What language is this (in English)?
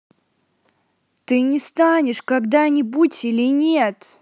Russian